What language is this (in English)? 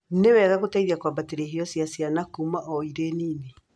Kikuyu